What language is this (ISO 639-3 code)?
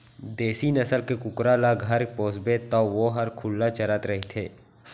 hne